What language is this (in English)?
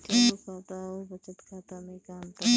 Bhojpuri